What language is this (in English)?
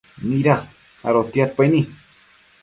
Matsés